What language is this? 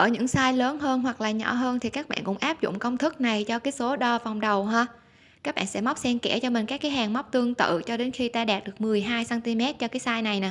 Vietnamese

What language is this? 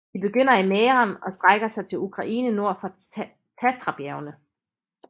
Danish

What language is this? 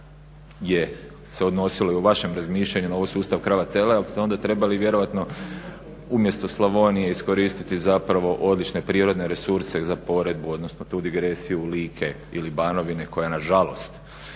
Croatian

